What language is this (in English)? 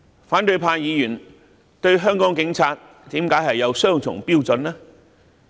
Cantonese